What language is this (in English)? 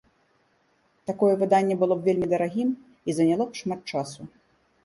Belarusian